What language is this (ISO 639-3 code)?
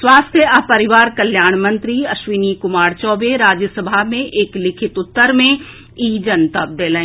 mai